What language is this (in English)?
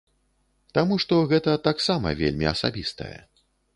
Belarusian